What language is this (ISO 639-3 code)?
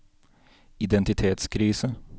nor